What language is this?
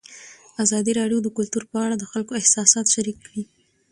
Pashto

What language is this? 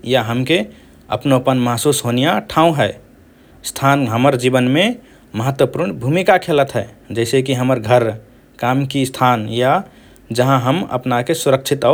Rana Tharu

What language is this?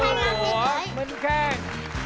Vietnamese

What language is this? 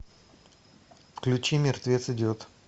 Russian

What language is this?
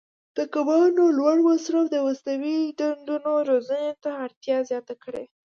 Pashto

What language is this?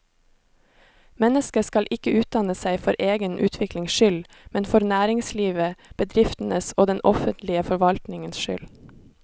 Norwegian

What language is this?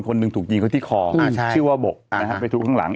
Thai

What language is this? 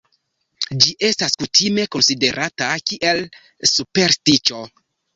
Esperanto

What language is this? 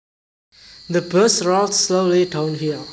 Javanese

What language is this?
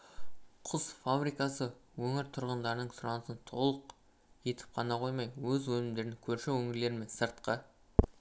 Kazakh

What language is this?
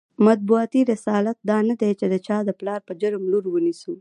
Pashto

